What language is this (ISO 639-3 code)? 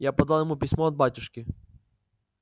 rus